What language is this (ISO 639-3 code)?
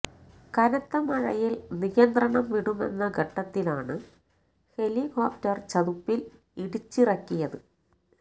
mal